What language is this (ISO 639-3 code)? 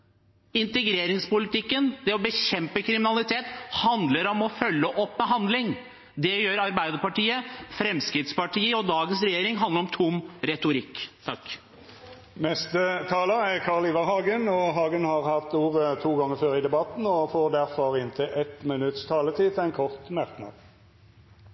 nor